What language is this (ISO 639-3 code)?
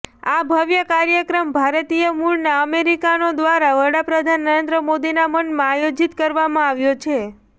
guj